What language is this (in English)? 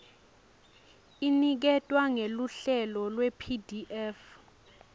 Swati